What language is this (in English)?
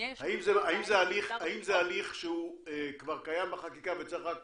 Hebrew